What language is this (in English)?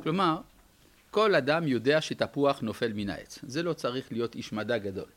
Hebrew